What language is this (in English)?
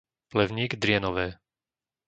Slovak